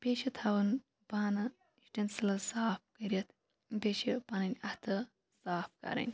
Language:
Kashmiri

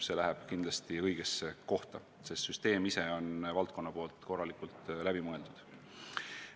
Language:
Estonian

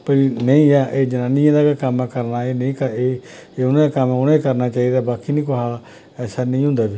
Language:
Dogri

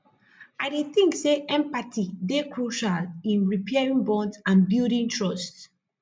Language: Nigerian Pidgin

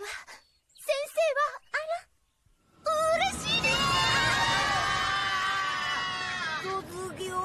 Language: Japanese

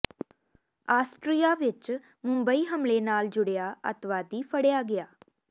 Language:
Punjabi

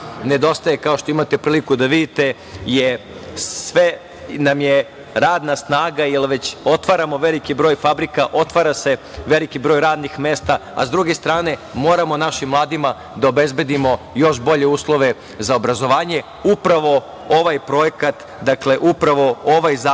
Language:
Serbian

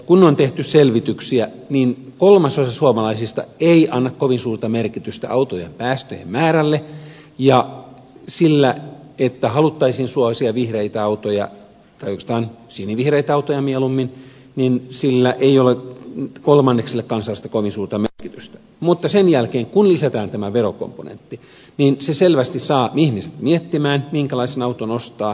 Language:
Finnish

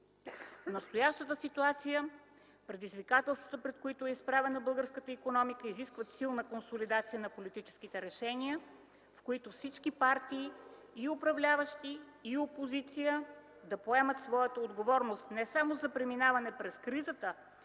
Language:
Bulgarian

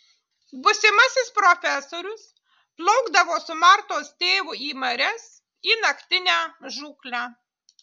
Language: Lithuanian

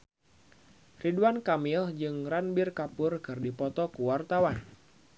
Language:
Sundanese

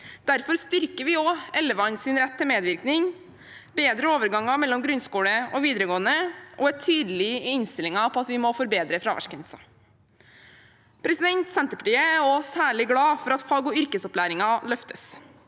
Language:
Norwegian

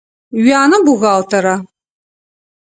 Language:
Adyghe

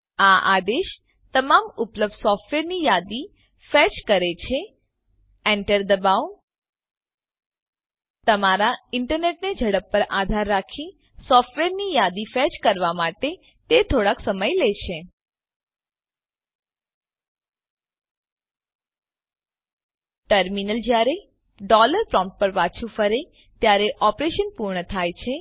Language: Gujarati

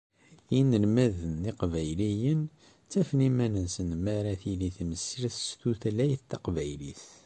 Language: Kabyle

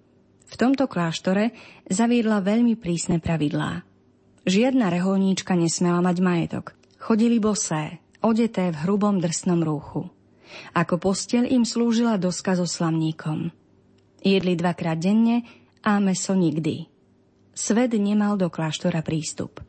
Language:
Slovak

